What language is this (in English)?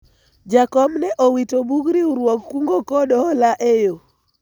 Luo (Kenya and Tanzania)